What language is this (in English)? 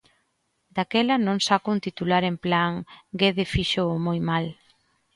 Galician